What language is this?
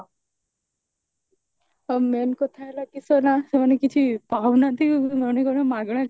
Odia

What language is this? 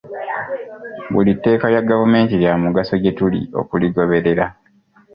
Ganda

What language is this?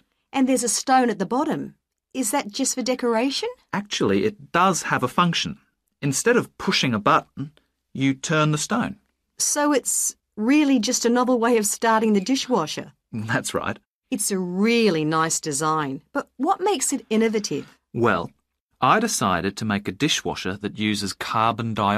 English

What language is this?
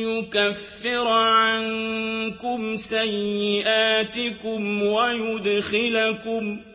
Arabic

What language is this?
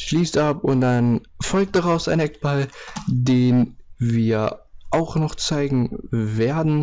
German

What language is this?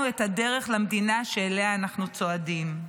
Hebrew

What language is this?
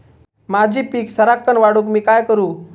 Marathi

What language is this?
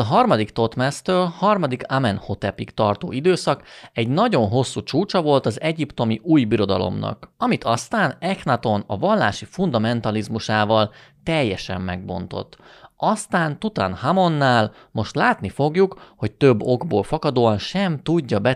Hungarian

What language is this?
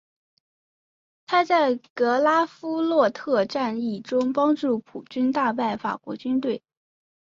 Chinese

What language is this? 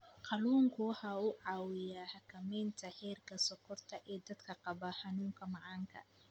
Somali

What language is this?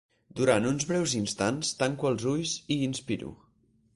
Catalan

